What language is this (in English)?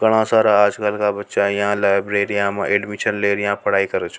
Rajasthani